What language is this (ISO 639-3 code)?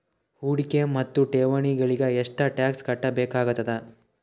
kan